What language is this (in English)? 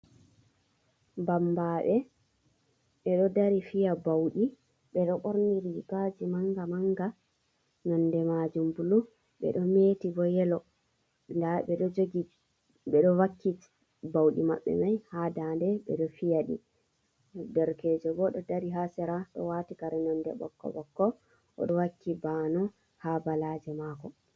Fula